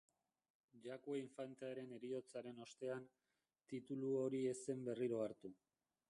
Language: Basque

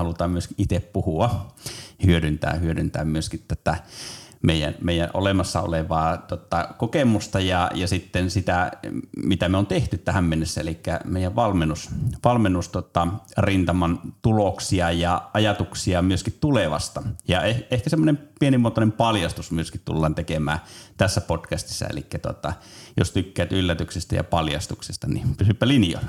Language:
Finnish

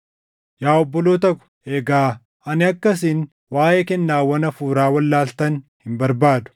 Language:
Oromo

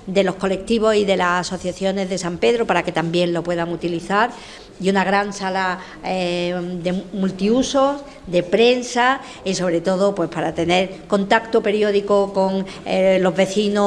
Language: Spanish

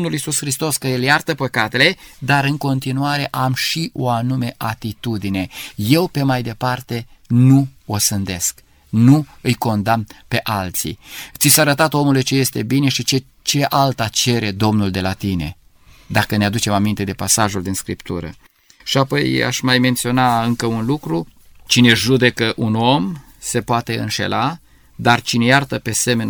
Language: Romanian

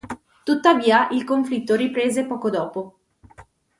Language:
Italian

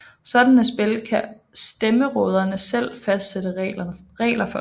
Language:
Danish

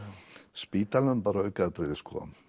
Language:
Icelandic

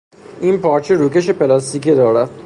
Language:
Persian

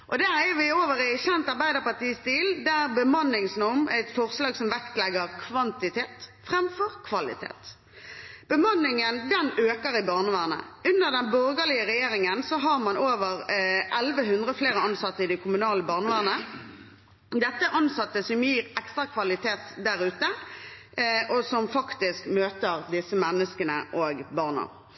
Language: Norwegian Bokmål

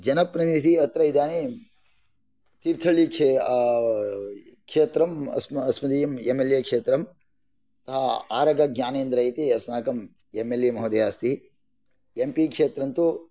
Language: Sanskrit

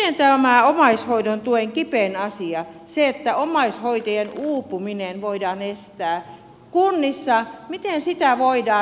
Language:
Finnish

